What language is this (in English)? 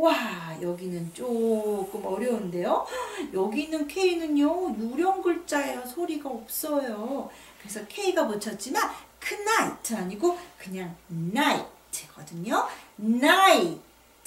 Korean